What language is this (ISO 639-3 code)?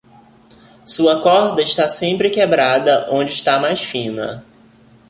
por